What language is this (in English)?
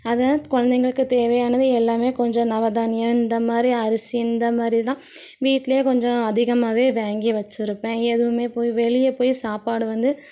Tamil